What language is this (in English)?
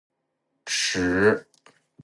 Chinese